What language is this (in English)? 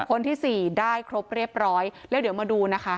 Thai